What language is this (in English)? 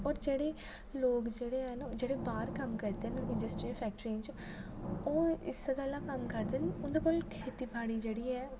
Dogri